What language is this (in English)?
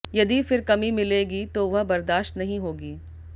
Hindi